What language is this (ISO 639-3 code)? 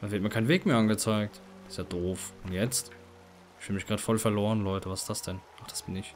deu